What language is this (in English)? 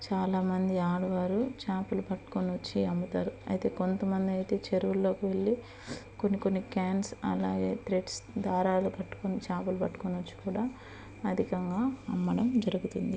Telugu